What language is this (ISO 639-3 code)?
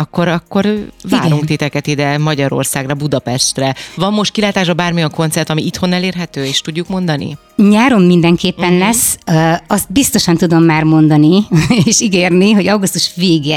hun